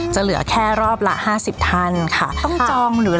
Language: Thai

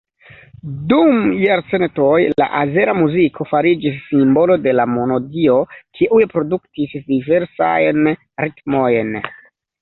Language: Esperanto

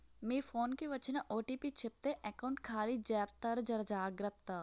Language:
Telugu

